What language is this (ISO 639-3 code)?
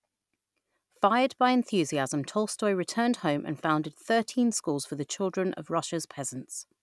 eng